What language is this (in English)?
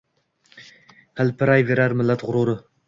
Uzbek